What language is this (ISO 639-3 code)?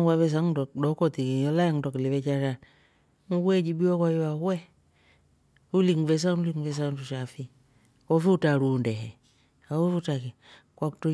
rof